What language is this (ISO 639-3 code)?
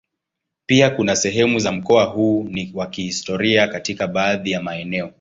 swa